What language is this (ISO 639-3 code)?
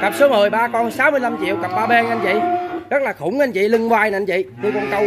vie